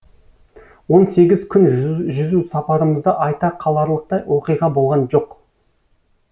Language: Kazakh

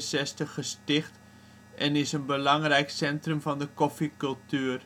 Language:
Dutch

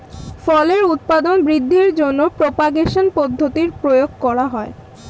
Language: Bangla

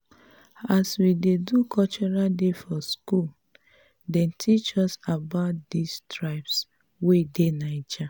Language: Nigerian Pidgin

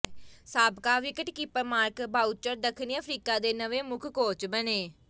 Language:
Punjabi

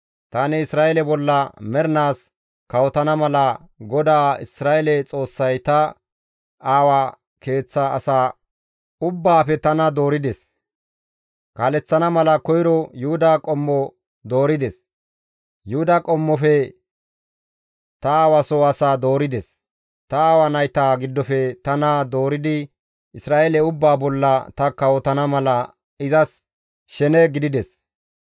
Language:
Gamo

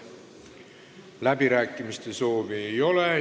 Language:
Estonian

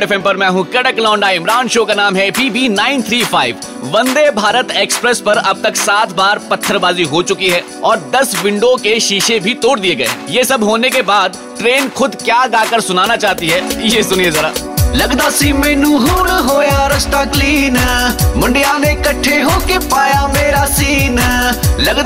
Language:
Hindi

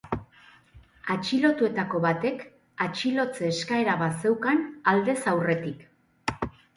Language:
Basque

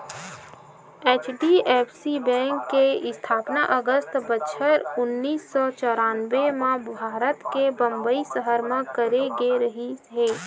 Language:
Chhattisgarhi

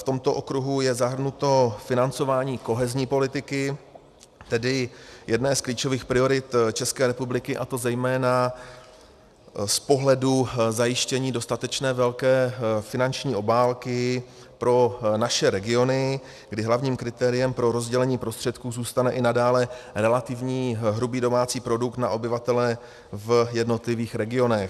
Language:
Czech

